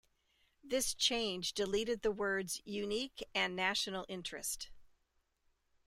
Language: English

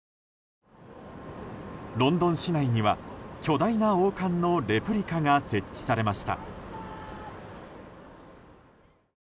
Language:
Japanese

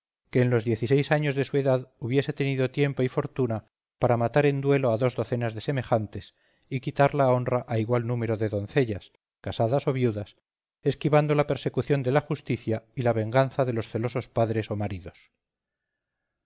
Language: Spanish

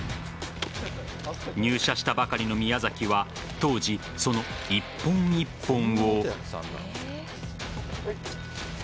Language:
Japanese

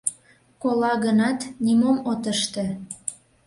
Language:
Mari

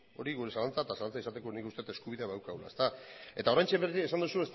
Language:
Basque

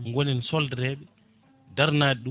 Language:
Fula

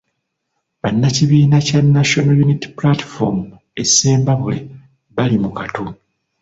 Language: Ganda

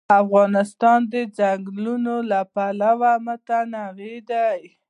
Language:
Pashto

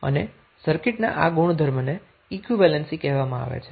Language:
Gujarati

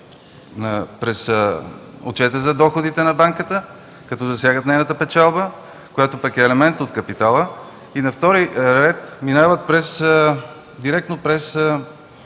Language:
Bulgarian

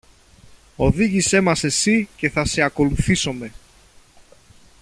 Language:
Greek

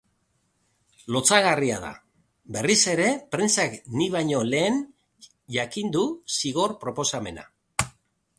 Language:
Basque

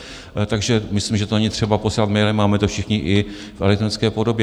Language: Czech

